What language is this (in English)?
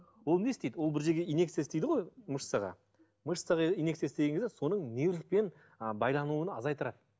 Kazakh